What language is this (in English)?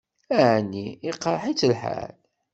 Kabyle